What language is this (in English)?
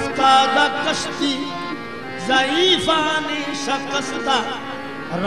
Arabic